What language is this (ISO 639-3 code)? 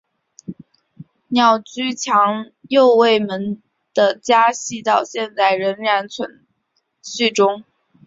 zho